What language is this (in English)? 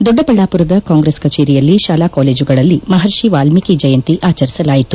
Kannada